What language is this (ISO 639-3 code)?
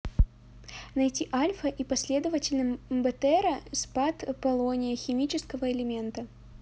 rus